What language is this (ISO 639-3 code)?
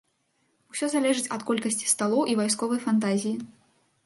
bel